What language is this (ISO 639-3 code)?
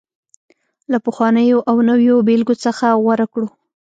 pus